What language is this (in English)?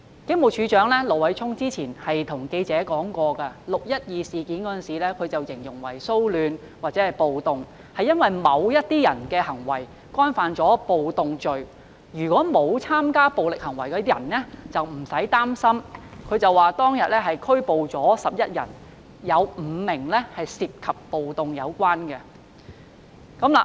Cantonese